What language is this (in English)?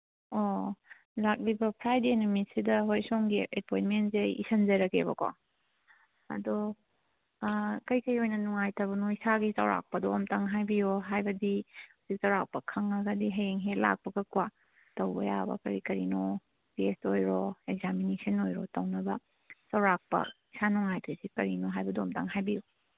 Manipuri